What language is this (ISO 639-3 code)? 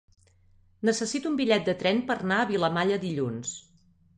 cat